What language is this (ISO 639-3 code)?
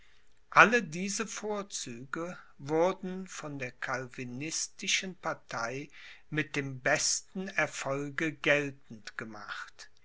deu